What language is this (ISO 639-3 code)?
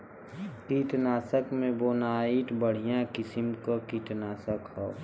bho